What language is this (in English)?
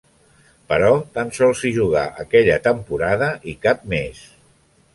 Catalan